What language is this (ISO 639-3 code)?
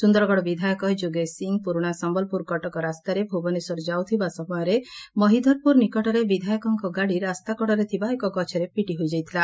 ori